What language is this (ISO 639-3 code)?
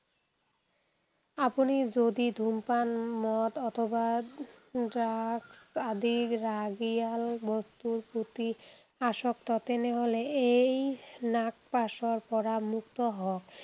asm